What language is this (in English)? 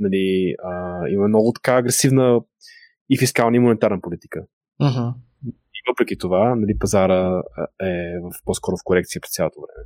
Bulgarian